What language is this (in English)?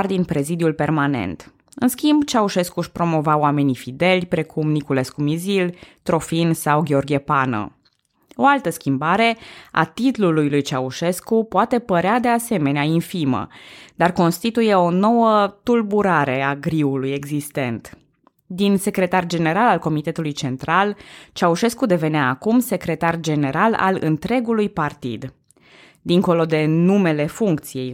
Romanian